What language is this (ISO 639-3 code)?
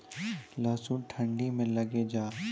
mai